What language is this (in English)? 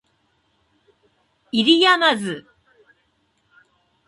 Japanese